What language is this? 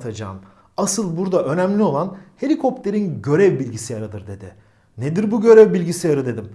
Turkish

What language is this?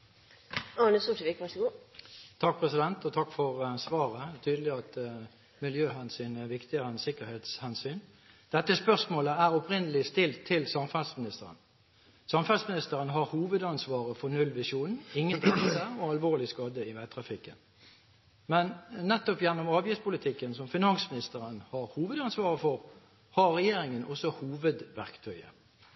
Norwegian Bokmål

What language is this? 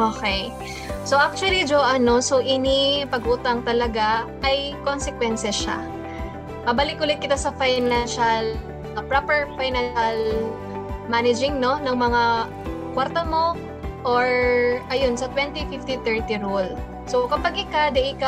Filipino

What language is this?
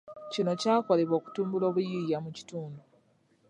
Ganda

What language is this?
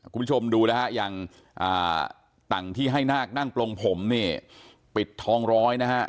Thai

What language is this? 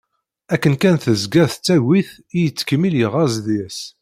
Kabyle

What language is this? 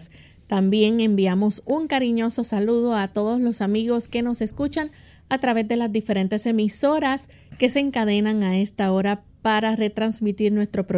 Spanish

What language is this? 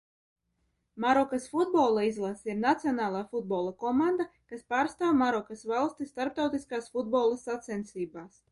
Latvian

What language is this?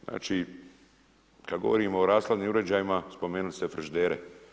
Croatian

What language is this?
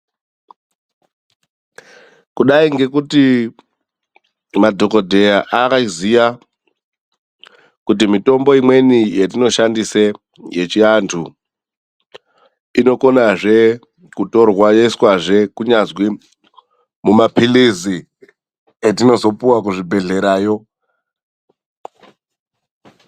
Ndau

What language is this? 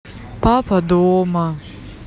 Russian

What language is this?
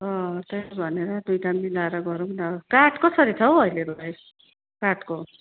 Nepali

